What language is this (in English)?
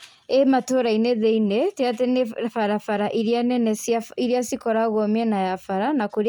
Kikuyu